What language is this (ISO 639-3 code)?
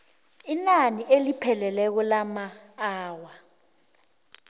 nbl